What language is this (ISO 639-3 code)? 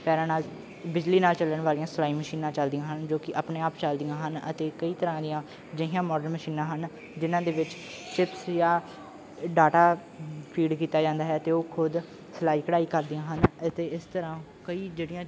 pan